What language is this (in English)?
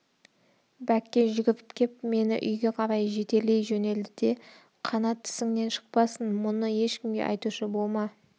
Kazakh